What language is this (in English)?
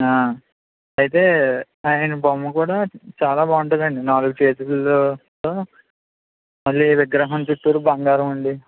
Telugu